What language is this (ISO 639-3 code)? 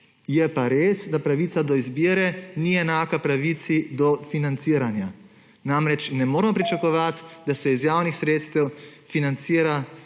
slv